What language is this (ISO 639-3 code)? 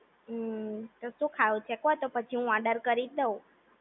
guj